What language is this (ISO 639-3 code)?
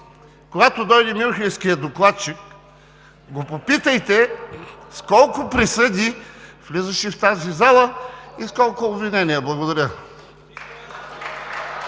bul